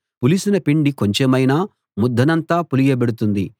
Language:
Telugu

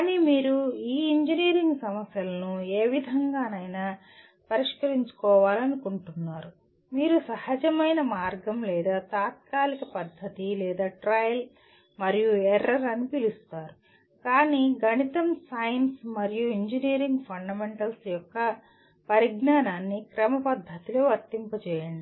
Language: Telugu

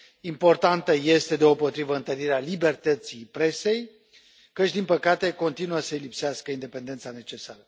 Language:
Romanian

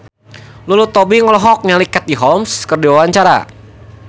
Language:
Sundanese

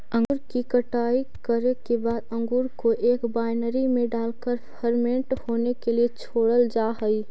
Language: Magahi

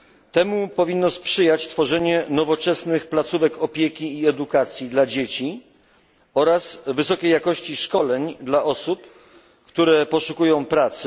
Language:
Polish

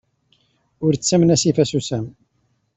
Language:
Kabyle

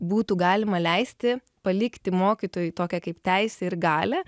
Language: Lithuanian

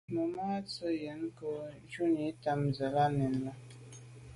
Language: Medumba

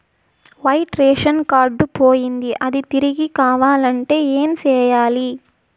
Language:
Telugu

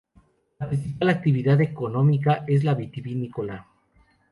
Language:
Spanish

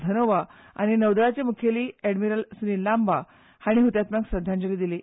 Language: Konkani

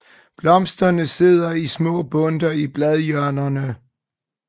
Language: Danish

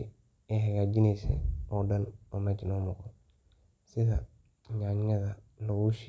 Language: Somali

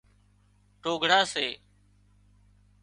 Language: Wadiyara Koli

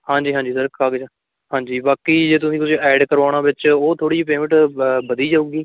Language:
Punjabi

